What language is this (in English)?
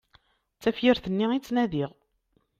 Kabyle